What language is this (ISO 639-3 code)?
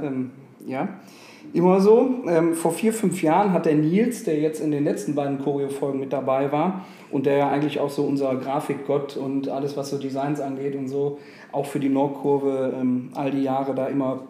deu